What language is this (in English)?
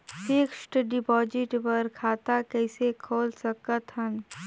Chhattisgarhi